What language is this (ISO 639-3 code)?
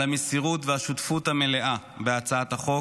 heb